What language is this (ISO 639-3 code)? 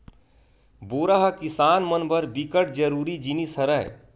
hne